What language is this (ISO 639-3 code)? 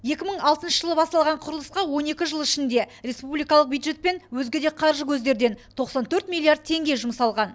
kaz